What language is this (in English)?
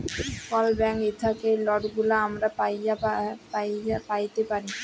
Bangla